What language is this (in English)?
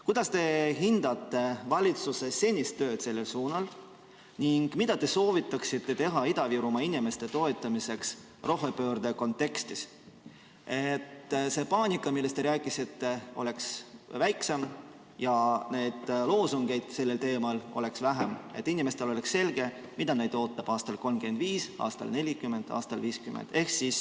Estonian